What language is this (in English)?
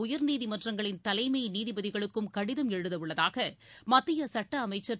Tamil